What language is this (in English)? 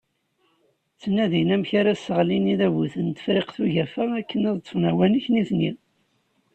Kabyle